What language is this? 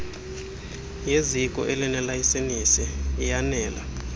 Xhosa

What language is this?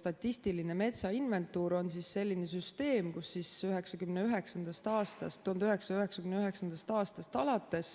Estonian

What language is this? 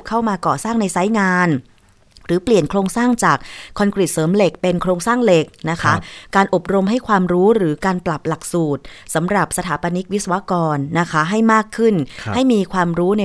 Thai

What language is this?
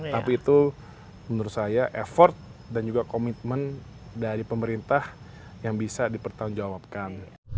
Indonesian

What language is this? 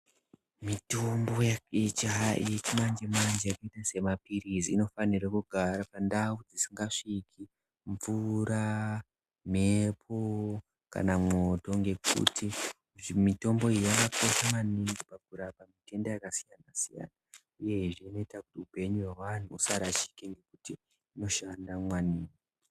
Ndau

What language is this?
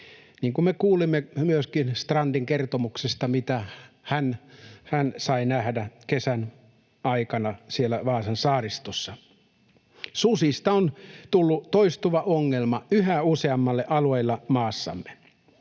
Finnish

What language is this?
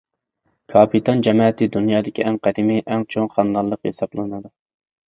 Uyghur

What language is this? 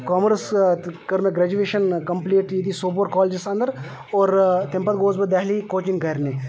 Kashmiri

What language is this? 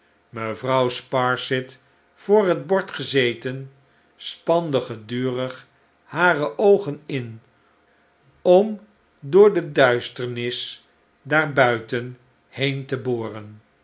Dutch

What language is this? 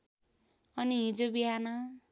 Nepali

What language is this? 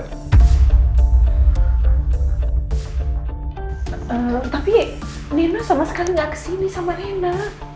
Indonesian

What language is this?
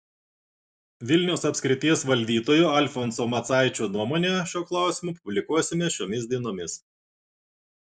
Lithuanian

